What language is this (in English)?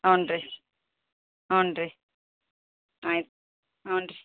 Kannada